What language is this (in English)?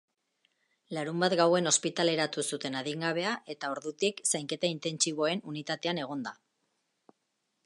Basque